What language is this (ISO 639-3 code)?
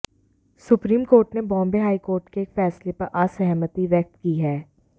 hin